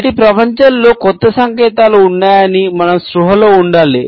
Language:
Telugu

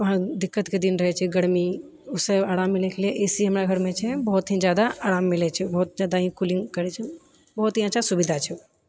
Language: Maithili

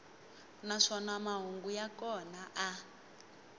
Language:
Tsonga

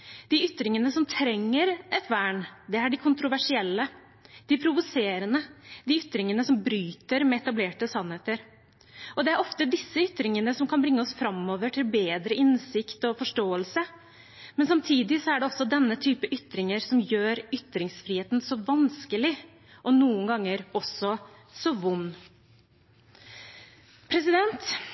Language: Norwegian Bokmål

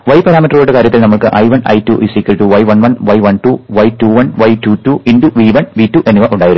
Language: Malayalam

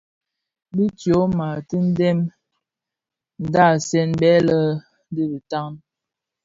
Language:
Bafia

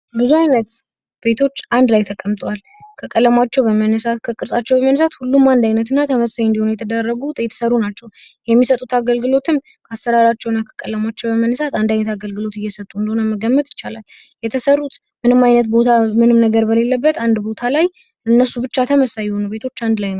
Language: Amharic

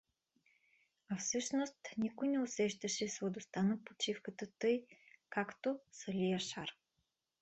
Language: Bulgarian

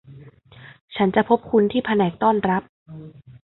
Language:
Thai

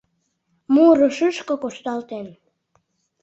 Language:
Mari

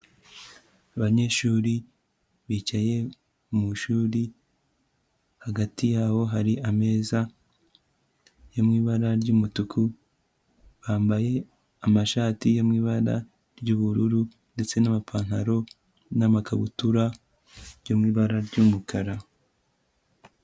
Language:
Kinyarwanda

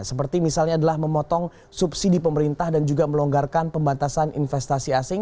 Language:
Indonesian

